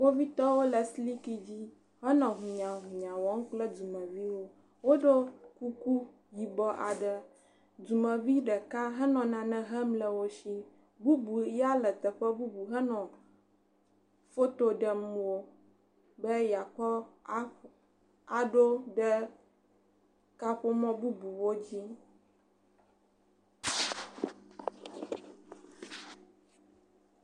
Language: Ewe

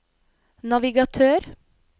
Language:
Norwegian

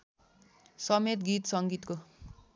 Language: Nepali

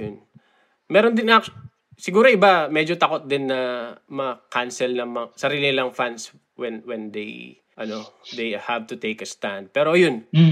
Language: Filipino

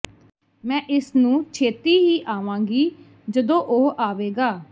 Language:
Punjabi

